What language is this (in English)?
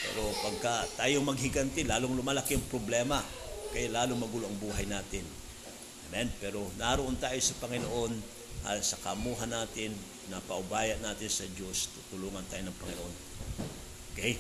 Filipino